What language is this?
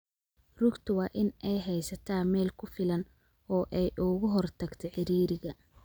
Somali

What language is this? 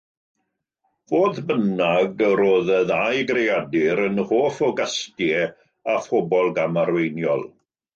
Welsh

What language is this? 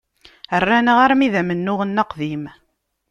Kabyle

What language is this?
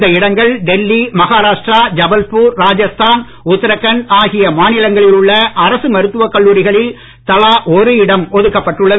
Tamil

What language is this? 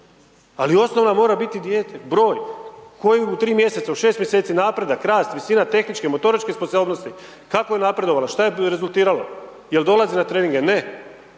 Croatian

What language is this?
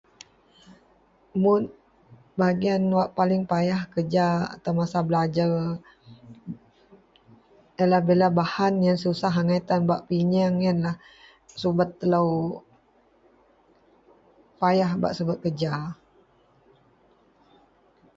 Central Melanau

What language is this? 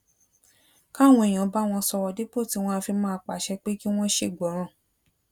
Yoruba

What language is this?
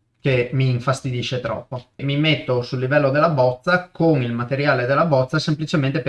Italian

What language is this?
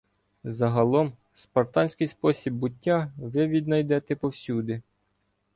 Ukrainian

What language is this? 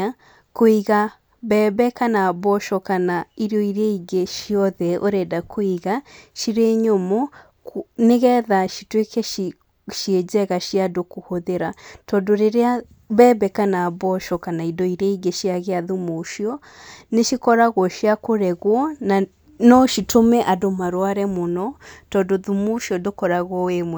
Kikuyu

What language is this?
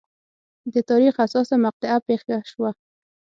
Pashto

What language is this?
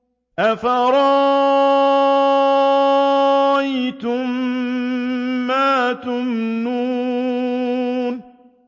Arabic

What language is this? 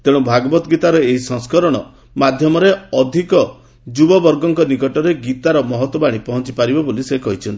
Odia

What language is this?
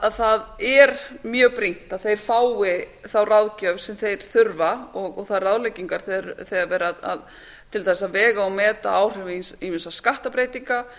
Icelandic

